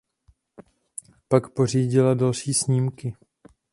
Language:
Czech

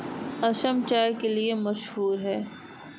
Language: Hindi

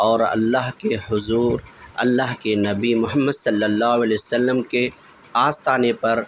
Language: Urdu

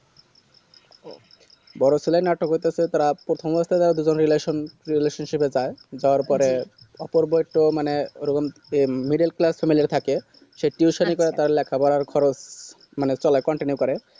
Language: Bangla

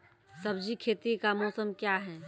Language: Maithili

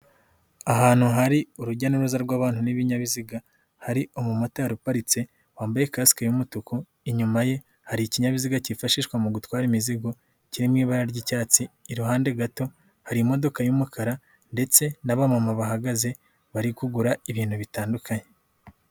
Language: Kinyarwanda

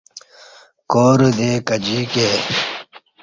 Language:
Kati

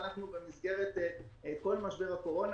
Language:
Hebrew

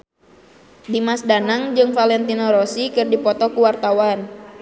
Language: Sundanese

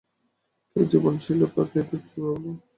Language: Bangla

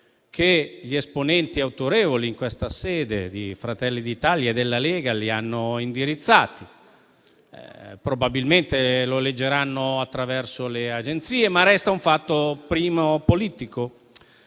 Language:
Italian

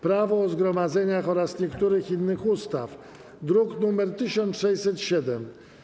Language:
Polish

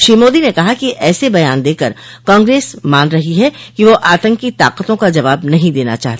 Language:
Hindi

